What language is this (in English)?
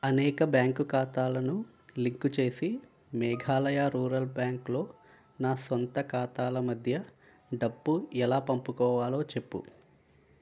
Telugu